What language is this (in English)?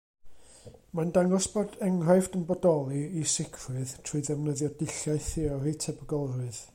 Welsh